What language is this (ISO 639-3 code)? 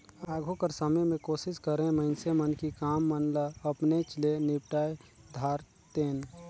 hne